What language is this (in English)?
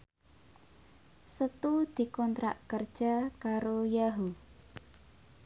Javanese